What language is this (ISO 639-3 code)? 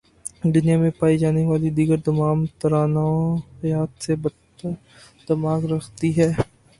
urd